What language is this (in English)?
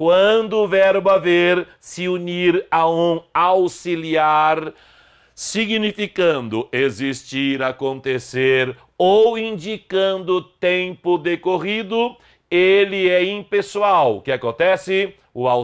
Portuguese